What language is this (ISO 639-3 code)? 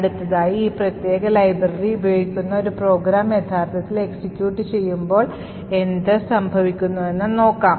mal